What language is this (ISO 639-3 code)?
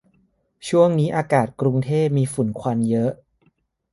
tha